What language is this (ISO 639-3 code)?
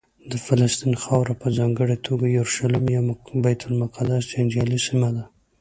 pus